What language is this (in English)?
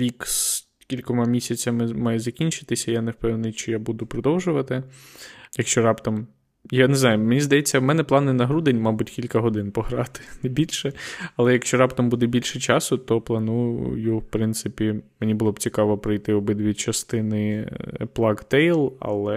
Ukrainian